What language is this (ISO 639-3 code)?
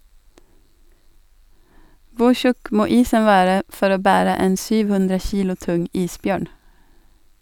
nor